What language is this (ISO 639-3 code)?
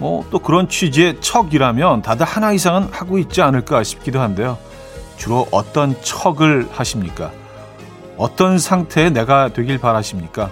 kor